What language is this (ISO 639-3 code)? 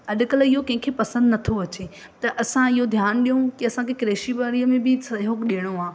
snd